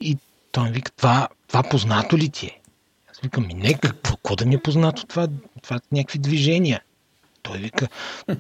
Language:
Bulgarian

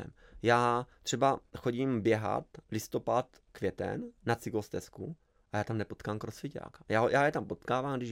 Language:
Czech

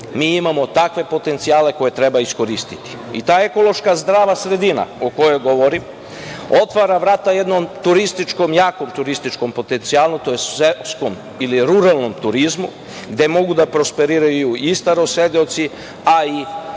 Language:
Serbian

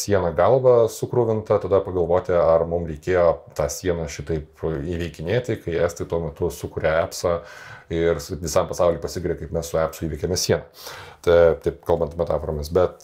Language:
Lithuanian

